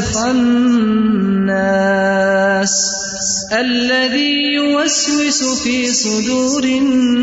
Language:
Urdu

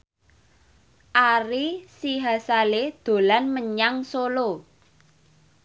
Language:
Javanese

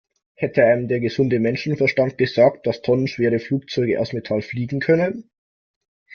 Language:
German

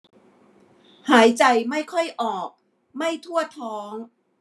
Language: Thai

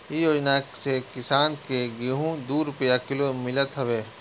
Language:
Bhojpuri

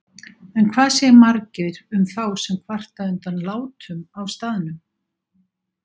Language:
Icelandic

